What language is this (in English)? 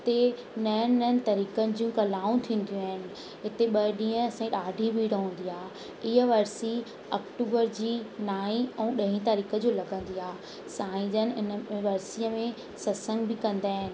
Sindhi